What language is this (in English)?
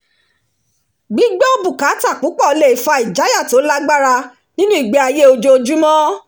Yoruba